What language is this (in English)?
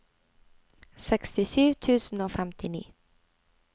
Norwegian